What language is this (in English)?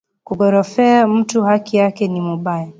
Swahili